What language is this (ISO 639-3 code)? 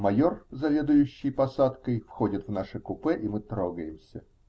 rus